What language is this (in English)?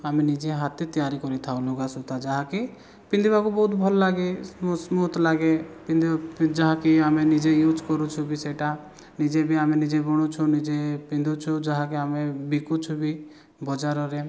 Odia